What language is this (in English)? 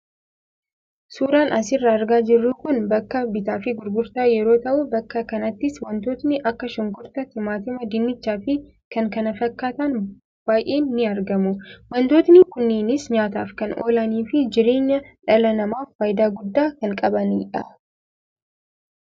Oromo